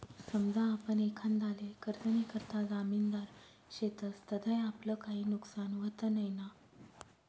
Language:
Marathi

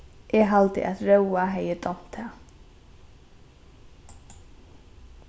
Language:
Faroese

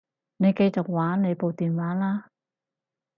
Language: Cantonese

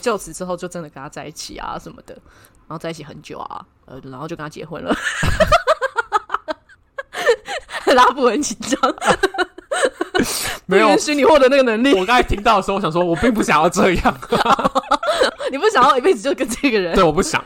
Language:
Chinese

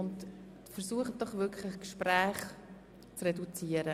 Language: Swiss German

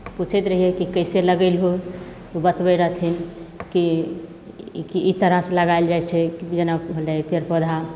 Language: Maithili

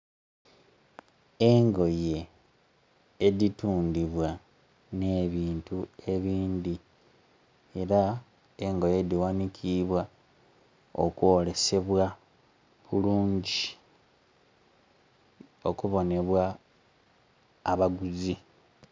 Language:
Soga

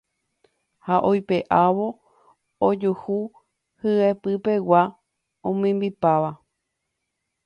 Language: Guarani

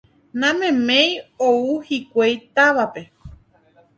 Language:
Guarani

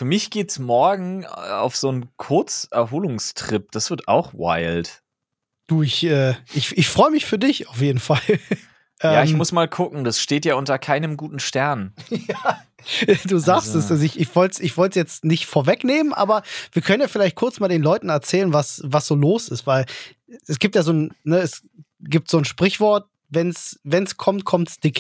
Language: German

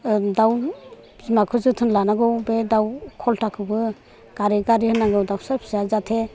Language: Bodo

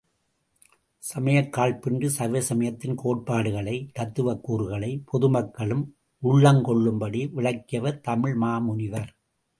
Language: Tamil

